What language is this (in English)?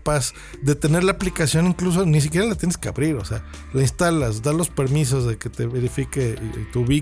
Spanish